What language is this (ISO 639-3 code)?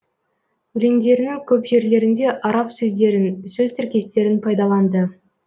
kaz